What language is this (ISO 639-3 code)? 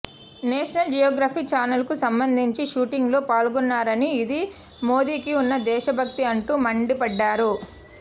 tel